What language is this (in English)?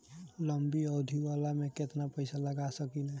Bhojpuri